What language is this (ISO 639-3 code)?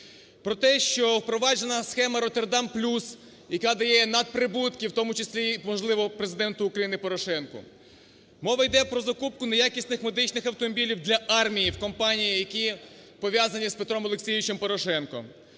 ukr